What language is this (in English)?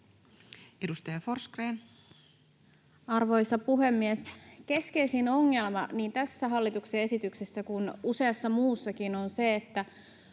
Finnish